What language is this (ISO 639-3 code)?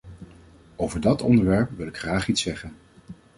nld